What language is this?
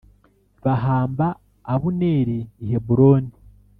Kinyarwanda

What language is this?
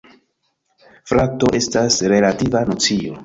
Esperanto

